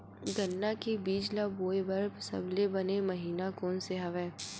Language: Chhattisgarhi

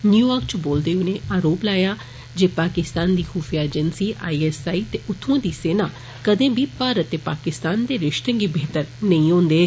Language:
Dogri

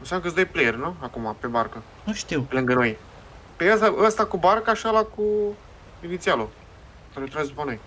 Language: Romanian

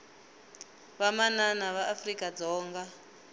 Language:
Tsonga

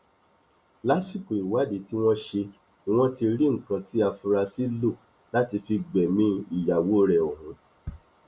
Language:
Yoruba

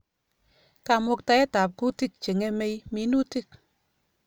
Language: Kalenjin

